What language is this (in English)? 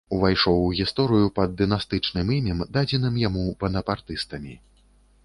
Belarusian